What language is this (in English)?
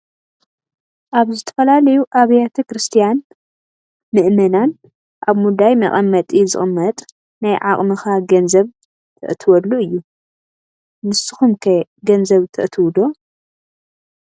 Tigrinya